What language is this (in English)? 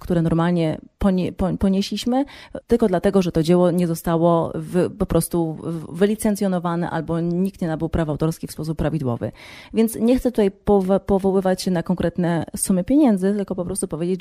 Polish